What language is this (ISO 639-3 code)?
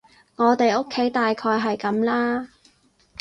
yue